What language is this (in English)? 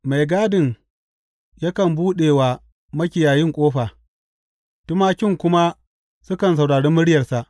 Hausa